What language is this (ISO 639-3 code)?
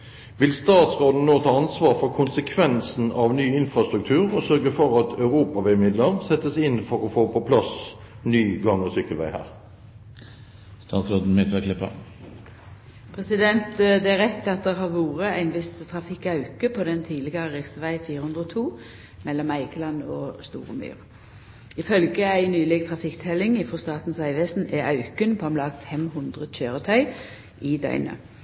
nor